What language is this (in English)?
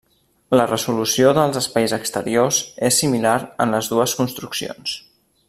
Catalan